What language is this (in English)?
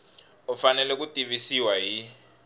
Tsonga